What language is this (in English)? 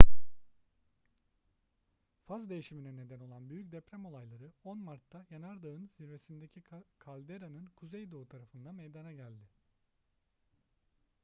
Turkish